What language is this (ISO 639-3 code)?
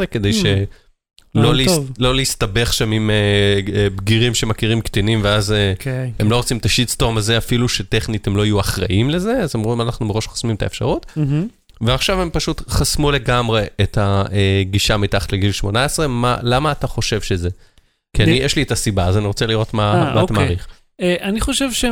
heb